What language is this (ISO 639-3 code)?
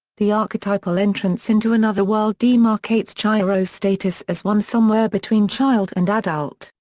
eng